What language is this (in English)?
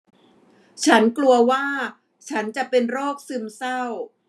Thai